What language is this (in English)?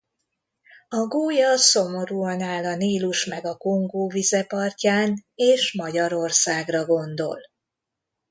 Hungarian